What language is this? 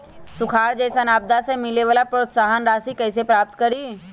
Magahi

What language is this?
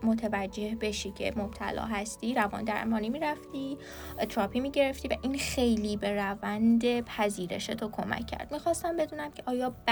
Persian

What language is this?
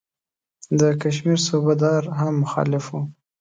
Pashto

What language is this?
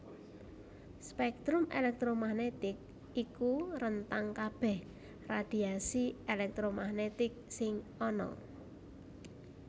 Javanese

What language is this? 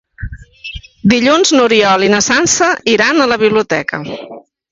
Catalan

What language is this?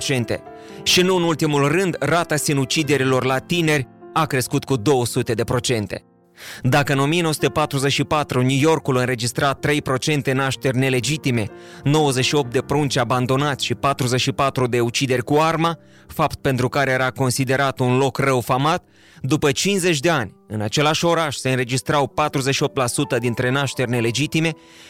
Romanian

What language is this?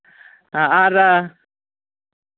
Santali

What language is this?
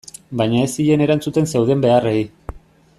Basque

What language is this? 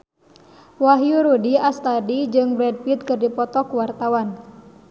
Sundanese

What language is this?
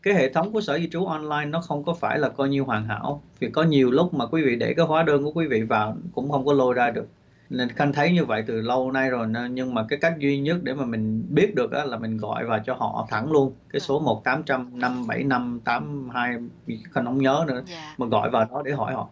Vietnamese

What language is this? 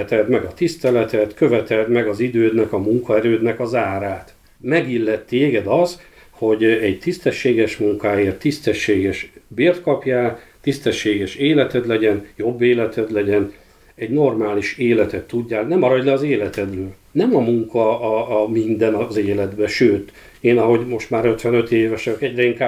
Hungarian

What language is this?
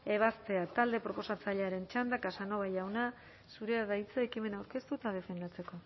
Basque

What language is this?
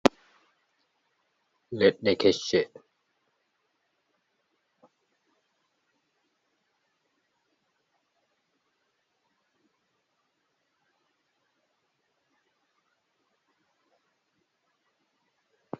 Fula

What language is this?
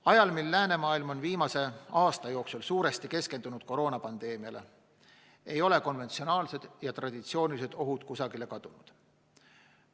Estonian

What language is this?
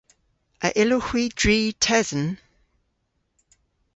Cornish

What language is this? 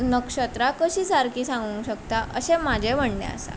Konkani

